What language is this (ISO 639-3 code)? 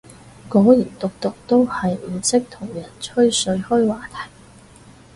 yue